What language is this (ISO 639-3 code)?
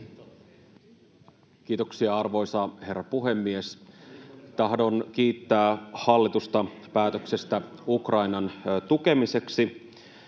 fin